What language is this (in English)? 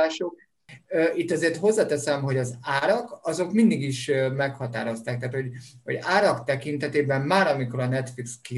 Hungarian